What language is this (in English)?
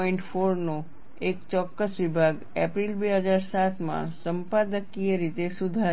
Gujarati